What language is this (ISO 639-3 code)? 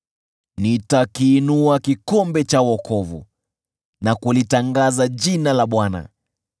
swa